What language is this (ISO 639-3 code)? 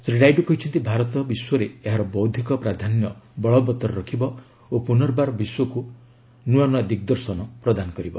ori